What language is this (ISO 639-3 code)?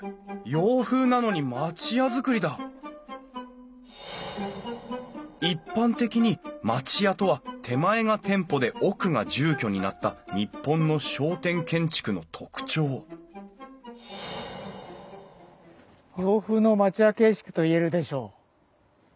jpn